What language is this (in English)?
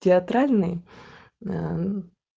Russian